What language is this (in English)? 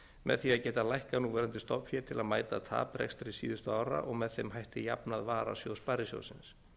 Icelandic